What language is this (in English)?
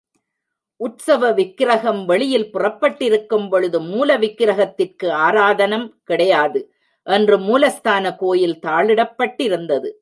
Tamil